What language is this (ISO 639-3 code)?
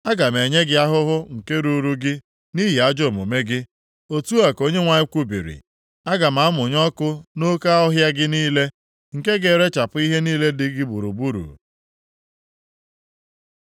ibo